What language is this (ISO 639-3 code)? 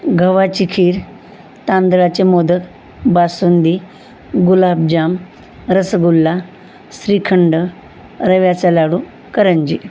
mar